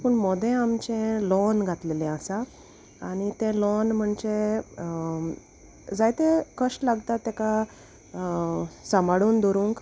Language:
Konkani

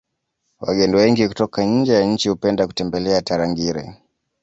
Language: Swahili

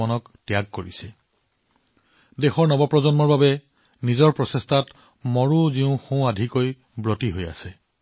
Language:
Assamese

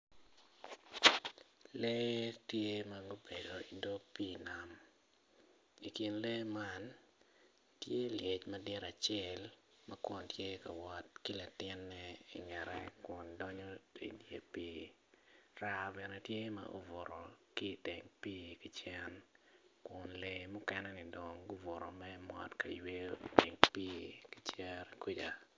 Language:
Acoli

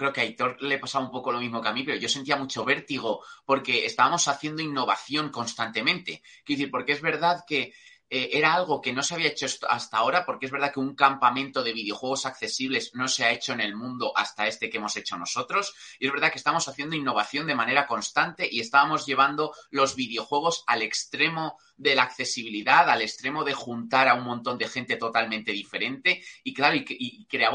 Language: Spanish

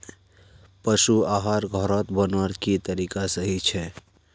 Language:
Magahi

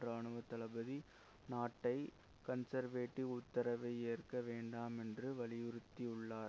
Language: Tamil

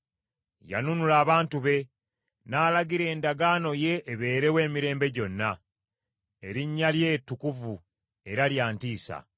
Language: Ganda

